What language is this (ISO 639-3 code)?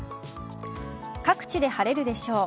jpn